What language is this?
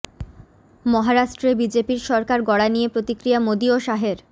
Bangla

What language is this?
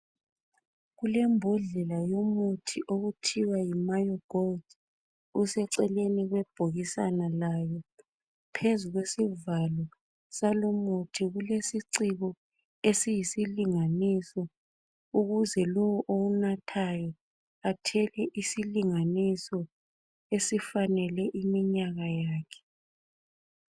North Ndebele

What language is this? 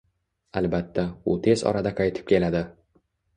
Uzbek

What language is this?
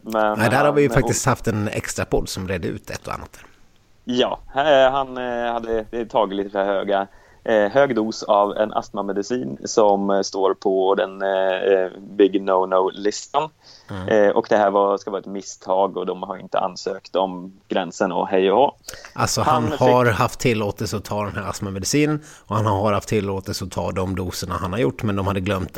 Swedish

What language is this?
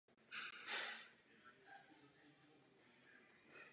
Czech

